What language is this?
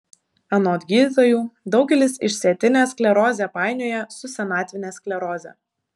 Lithuanian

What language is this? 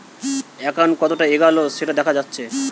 Bangla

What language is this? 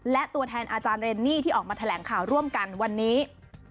Thai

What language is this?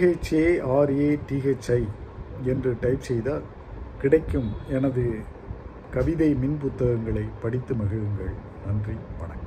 Tamil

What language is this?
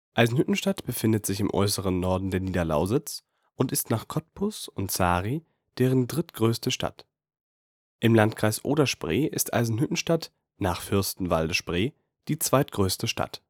German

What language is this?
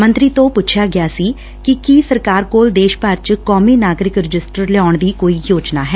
Punjabi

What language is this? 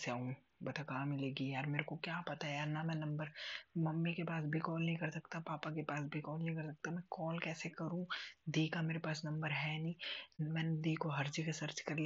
Hindi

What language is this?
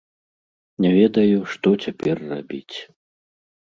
Belarusian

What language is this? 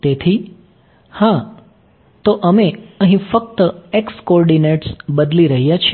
Gujarati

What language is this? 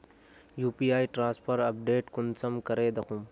Magahi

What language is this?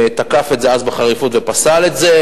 Hebrew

